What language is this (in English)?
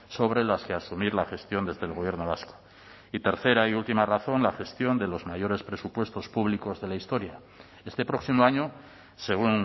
Spanish